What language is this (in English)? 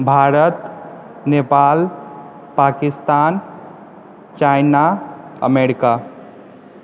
Maithili